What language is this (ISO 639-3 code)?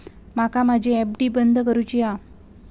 mar